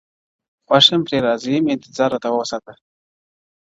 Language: Pashto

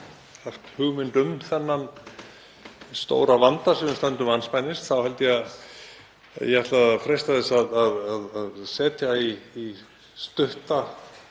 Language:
Icelandic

